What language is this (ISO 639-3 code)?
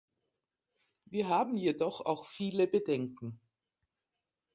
deu